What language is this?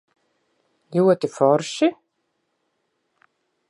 Latvian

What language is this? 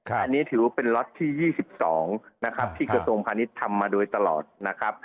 Thai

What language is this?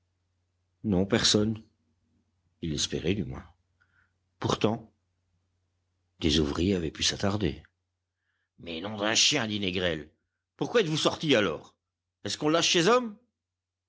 French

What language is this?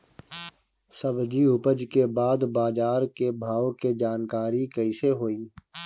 Bhojpuri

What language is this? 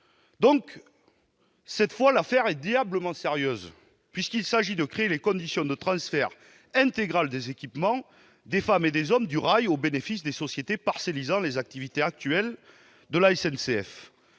French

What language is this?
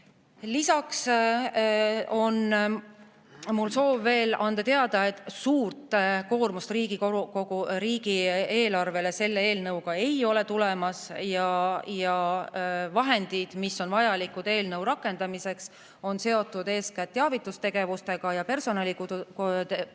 Estonian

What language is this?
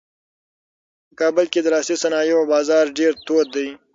Pashto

